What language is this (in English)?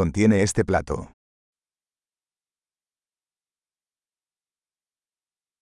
Arabic